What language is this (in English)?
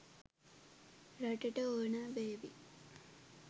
Sinhala